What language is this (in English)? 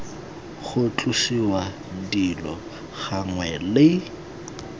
Tswana